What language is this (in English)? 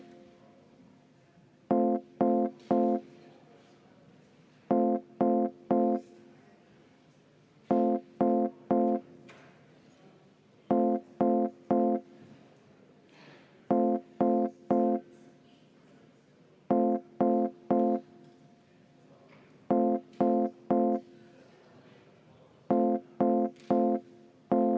Estonian